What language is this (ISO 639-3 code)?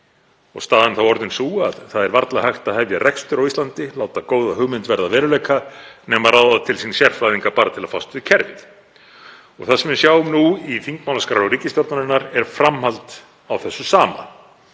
isl